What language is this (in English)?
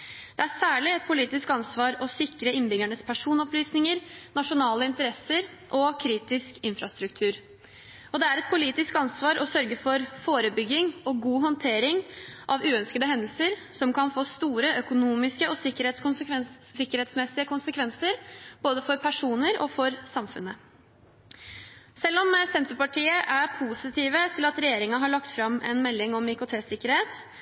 Norwegian Bokmål